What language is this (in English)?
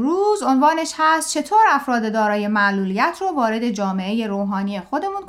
Persian